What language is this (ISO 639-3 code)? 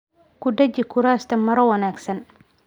som